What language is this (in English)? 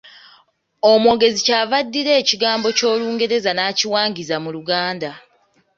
Ganda